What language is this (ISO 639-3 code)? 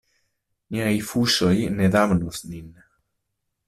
epo